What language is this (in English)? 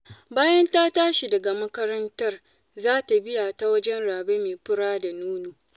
Hausa